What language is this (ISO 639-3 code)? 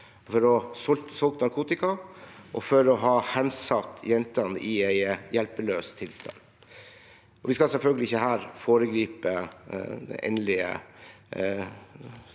nor